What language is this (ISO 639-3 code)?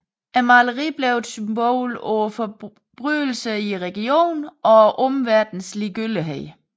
dan